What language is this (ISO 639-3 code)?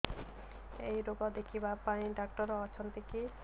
ori